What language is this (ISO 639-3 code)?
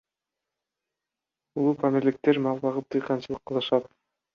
kir